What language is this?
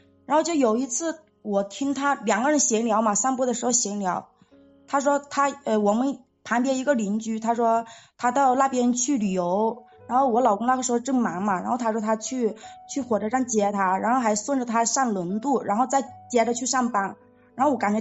Chinese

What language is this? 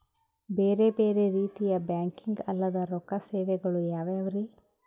Kannada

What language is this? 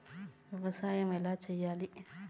Telugu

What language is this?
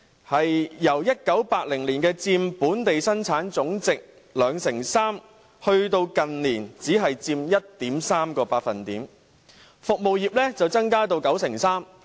Cantonese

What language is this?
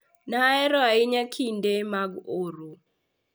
Luo (Kenya and Tanzania)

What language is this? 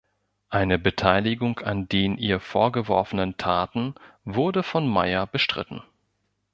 German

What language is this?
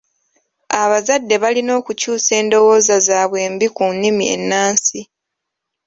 Ganda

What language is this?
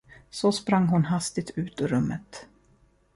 Swedish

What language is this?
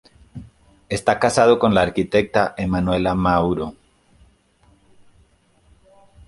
Spanish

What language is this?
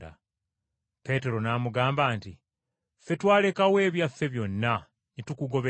Ganda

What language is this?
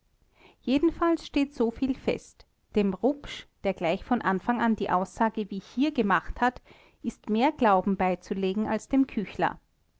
German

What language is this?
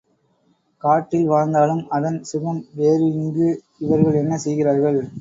Tamil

